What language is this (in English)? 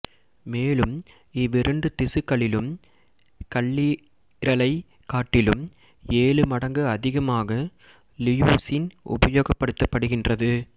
Tamil